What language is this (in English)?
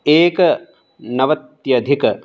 Sanskrit